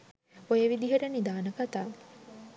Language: Sinhala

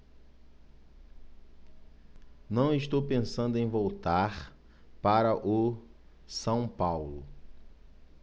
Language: Portuguese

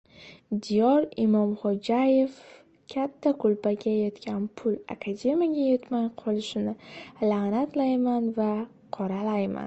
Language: Uzbek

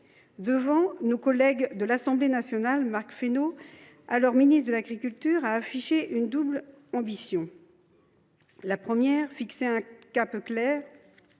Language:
French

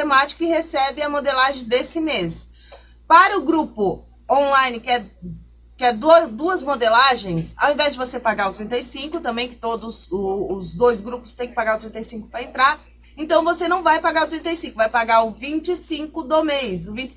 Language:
Portuguese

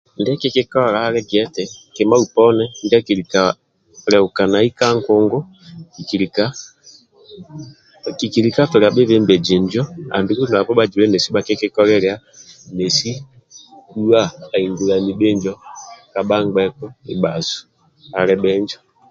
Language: Amba (Uganda)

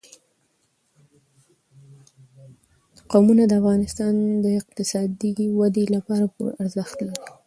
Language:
Pashto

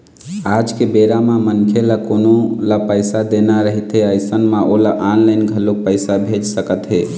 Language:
Chhattisgarhi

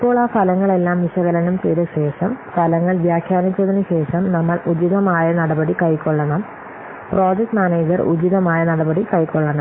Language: Malayalam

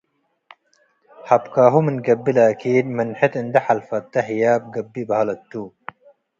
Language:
Tigre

